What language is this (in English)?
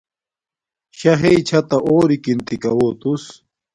Domaaki